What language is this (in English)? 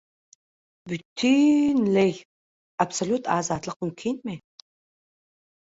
Turkmen